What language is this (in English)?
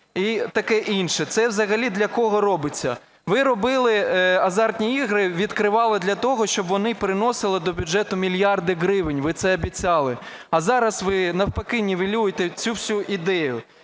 Ukrainian